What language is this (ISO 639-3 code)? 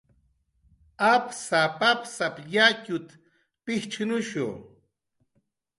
jqr